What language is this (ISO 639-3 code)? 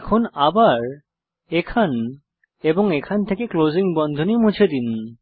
ben